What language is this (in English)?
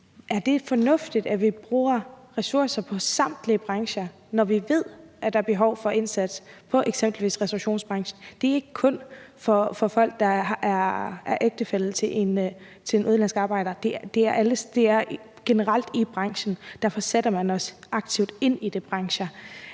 Danish